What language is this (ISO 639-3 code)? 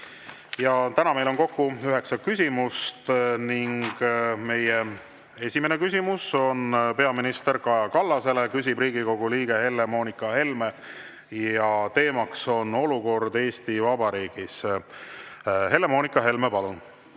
est